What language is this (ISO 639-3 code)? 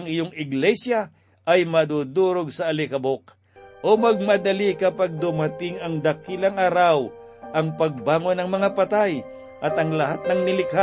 fil